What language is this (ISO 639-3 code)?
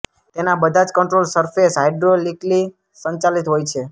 guj